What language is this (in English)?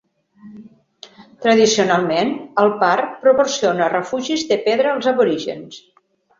Catalan